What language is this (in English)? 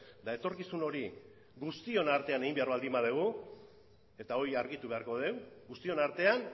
Basque